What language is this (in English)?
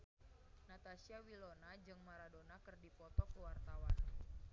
Sundanese